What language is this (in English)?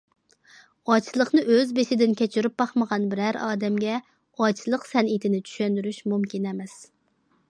Uyghur